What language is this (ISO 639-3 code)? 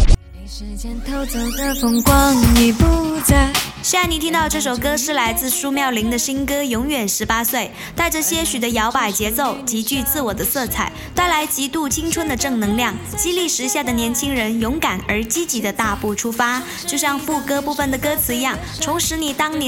zho